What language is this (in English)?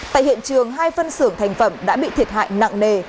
Vietnamese